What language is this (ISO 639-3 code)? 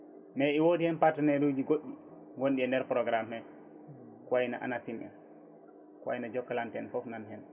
ful